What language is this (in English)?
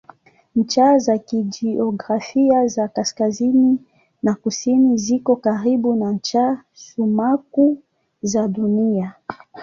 Swahili